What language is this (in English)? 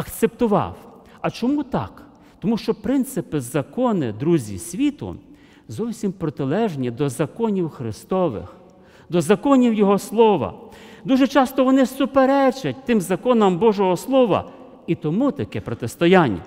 Russian